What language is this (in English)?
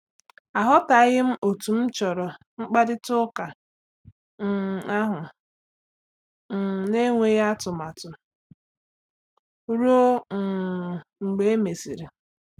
Igbo